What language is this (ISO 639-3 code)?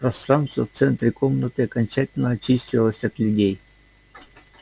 rus